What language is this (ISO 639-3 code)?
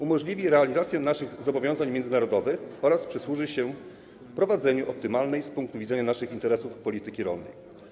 pol